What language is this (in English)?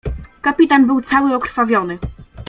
Polish